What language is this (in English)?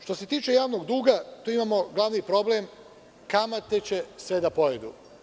Serbian